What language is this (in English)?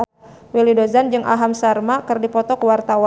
Sundanese